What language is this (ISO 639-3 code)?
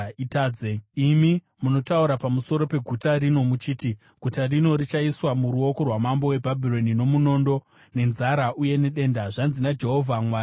sna